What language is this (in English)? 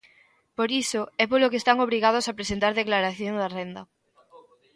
Galician